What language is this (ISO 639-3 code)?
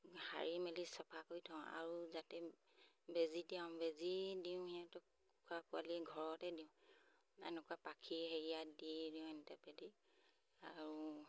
asm